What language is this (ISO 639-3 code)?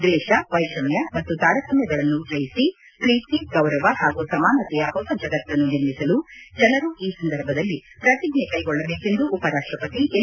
kan